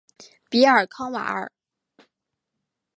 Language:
Chinese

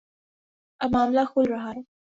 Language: Urdu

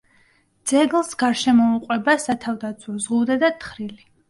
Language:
Georgian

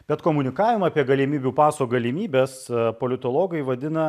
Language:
Lithuanian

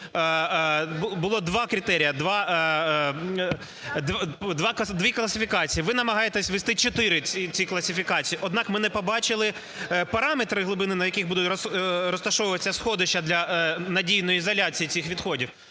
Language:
Ukrainian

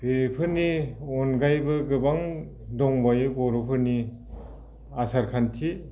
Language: Bodo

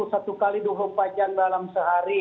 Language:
Indonesian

